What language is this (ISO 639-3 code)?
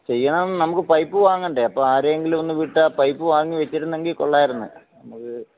mal